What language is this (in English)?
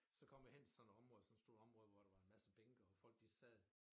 Danish